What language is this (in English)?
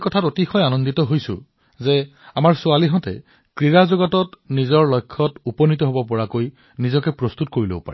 Assamese